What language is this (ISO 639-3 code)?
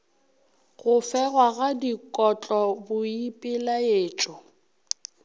nso